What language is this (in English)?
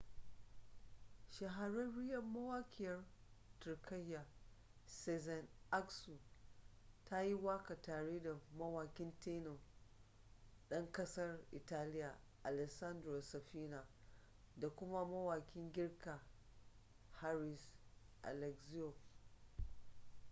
Hausa